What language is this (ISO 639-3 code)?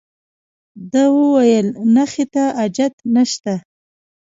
pus